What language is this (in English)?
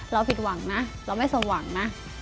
Thai